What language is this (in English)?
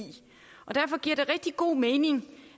Danish